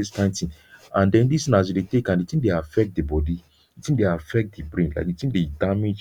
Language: Nigerian Pidgin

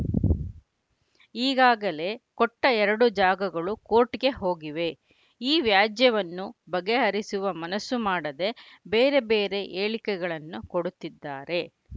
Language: Kannada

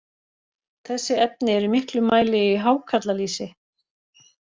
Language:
Icelandic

